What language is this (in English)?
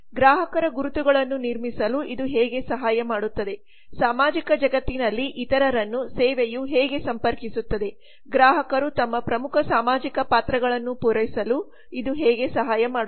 Kannada